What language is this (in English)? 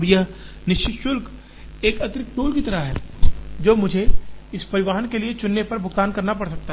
Hindi